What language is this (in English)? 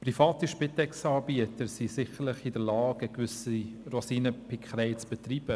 Swiss German